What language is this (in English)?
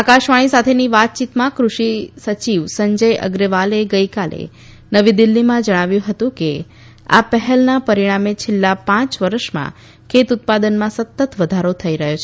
Gujarati